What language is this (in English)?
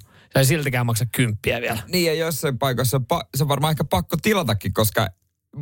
Finnish